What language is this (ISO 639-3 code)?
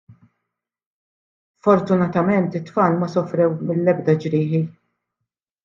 mlt